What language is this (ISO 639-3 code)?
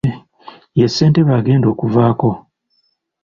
lug